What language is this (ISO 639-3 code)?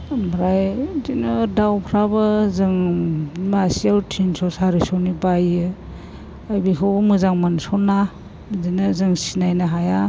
brx